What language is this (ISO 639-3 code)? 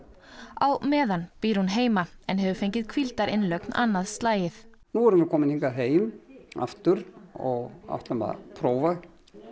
isl